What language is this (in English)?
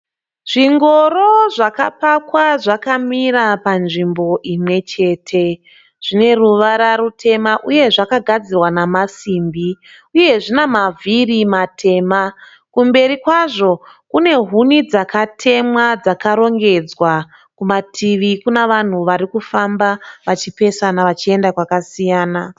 Shona